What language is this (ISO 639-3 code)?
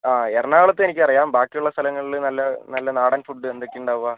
mal